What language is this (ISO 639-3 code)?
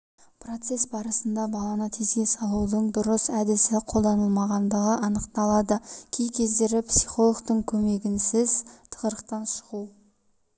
kaz